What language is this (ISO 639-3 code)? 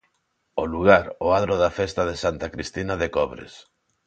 glg